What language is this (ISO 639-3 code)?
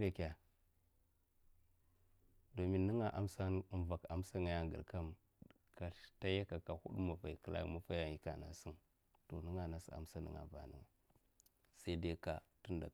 maf